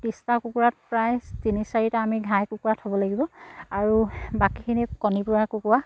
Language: Assamese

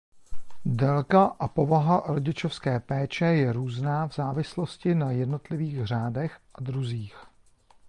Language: Czech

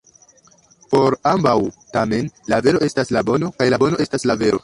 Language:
Esperanto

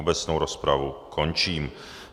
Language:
Czech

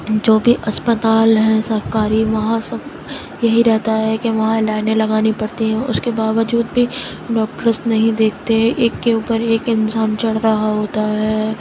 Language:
Urdu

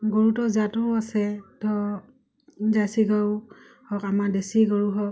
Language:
Assamese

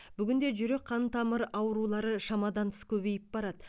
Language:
Kazakh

